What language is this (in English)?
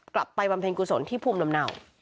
Thai